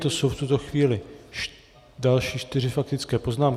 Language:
Czech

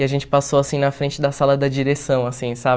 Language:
Portuguese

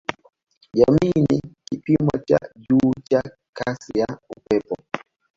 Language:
Swahili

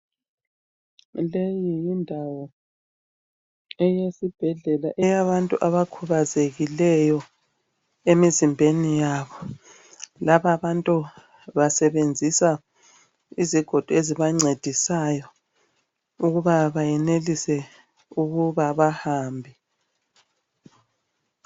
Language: North Ndebele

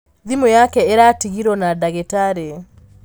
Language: Kikuyu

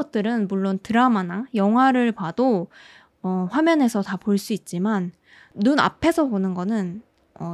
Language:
Korean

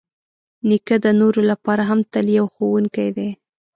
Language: Pashto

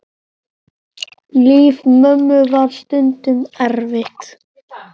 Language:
Icelandic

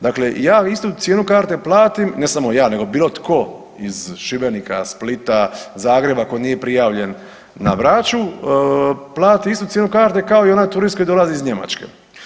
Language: Croatian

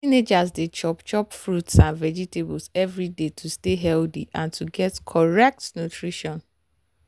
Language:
Nigerian Pidgin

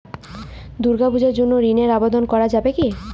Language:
Bangla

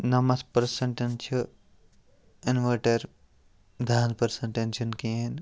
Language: Kashmiri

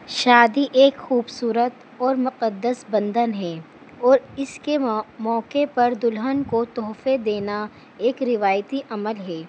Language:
Urdu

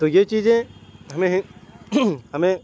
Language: Urdu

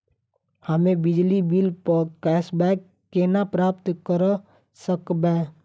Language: Maithili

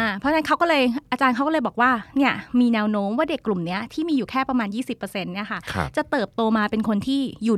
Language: Thai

